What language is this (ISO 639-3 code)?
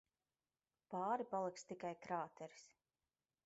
lav